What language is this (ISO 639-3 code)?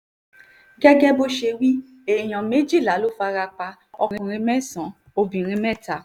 yor